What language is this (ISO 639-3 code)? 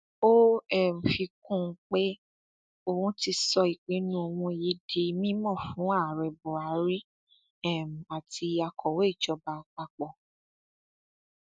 yor